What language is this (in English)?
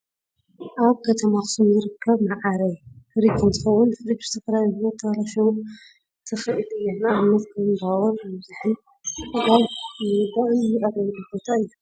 Tigrinya